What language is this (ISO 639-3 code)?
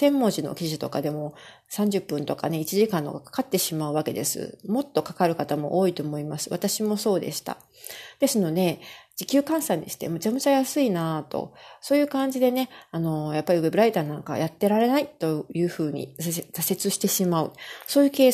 jpn